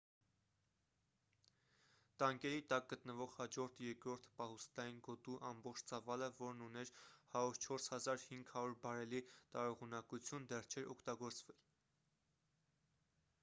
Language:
Armenian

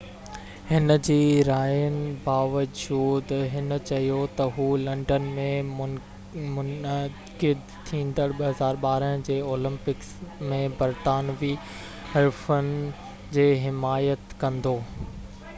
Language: Sindhi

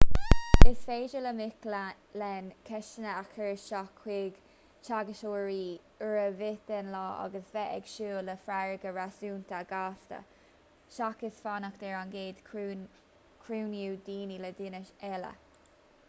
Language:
Irish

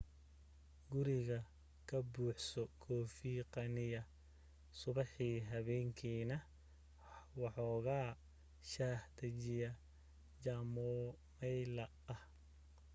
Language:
Somali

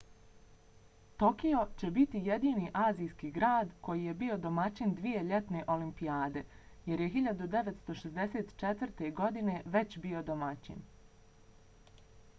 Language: Bosnian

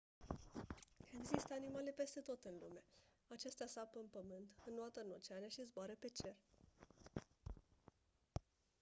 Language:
Romanian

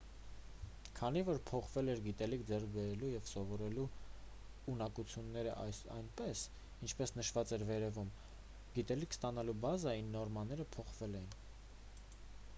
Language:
Armenian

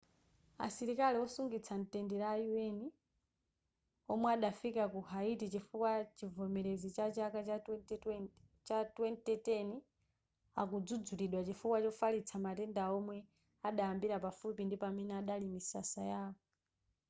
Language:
Nyanja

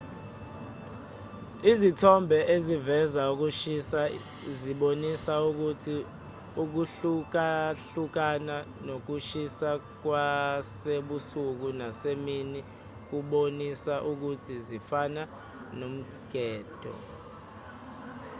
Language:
Zulu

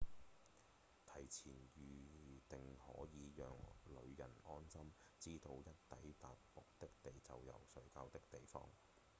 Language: Cantonese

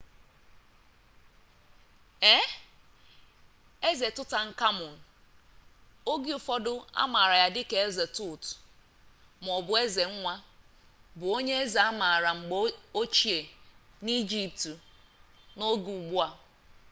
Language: Igbo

